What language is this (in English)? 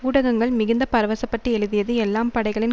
Tamil